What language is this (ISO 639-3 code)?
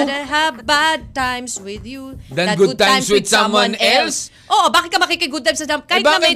fil